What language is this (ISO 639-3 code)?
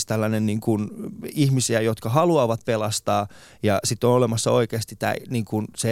fin